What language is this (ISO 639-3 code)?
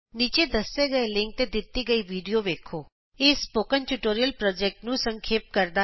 pan